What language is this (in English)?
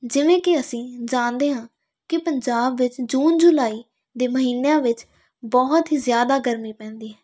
Punjabi